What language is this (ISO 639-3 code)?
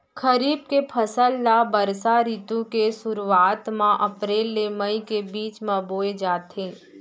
hne